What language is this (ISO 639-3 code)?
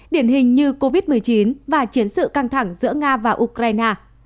vie